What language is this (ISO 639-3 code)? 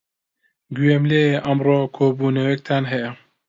ckb